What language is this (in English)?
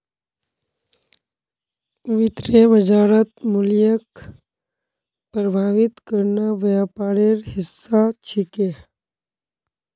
Magahi